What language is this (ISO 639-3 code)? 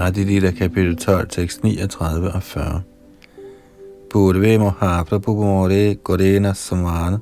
dan